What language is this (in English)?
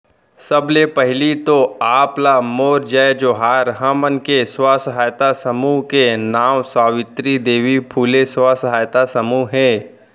Chhattisgarhi